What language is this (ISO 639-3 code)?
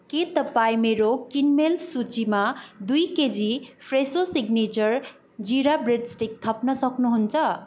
nep